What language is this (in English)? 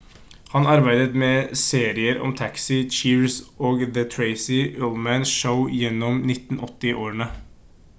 Norwegian Bokmål